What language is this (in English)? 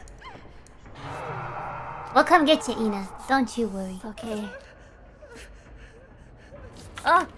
English